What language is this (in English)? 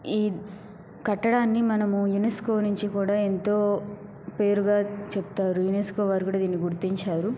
Telugu